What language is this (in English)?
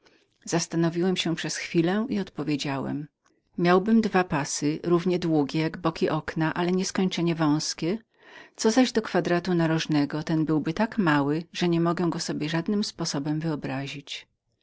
Polish